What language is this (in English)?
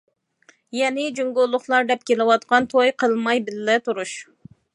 Uyghur